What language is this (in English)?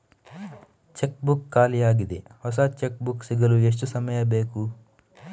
Kannada